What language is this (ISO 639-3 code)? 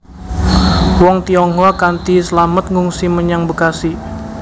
jav